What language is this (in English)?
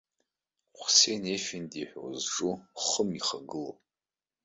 Abkhazian